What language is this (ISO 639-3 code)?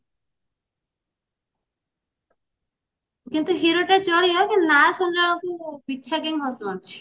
ori